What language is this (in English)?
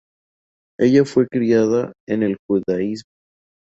Spanish